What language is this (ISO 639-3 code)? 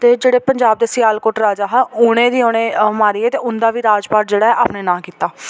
doi